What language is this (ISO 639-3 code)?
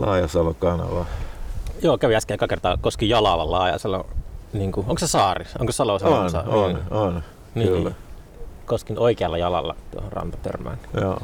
fin